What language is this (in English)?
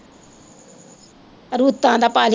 Punjabi